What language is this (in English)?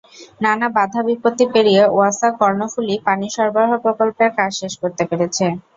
Bangla